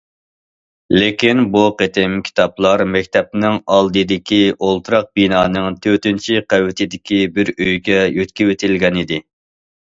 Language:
Uyghur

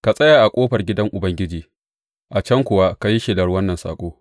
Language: Hausa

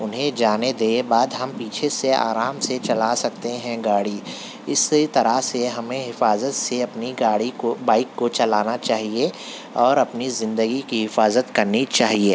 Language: Urdu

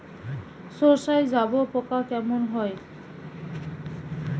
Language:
Bangla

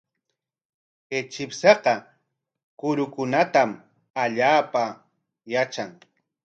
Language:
Corongo Ancash Quechua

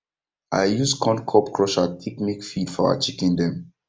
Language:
Nigerian Pidgin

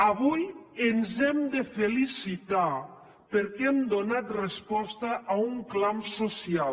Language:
Catalan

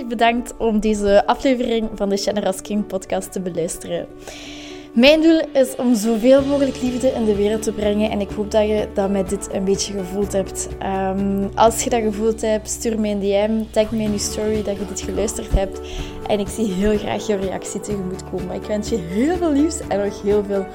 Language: Dutch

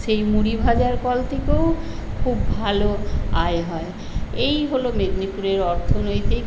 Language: Bangla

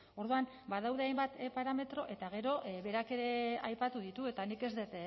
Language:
Basque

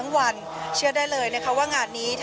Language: Thai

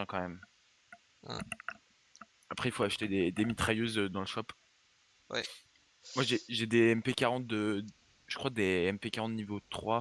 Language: French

